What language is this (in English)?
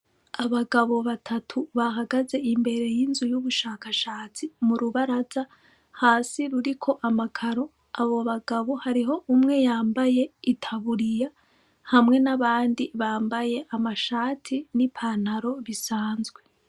Rundi